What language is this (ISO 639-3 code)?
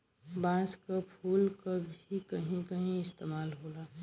bho